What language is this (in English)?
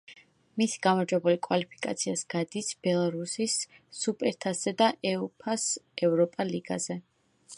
Georgian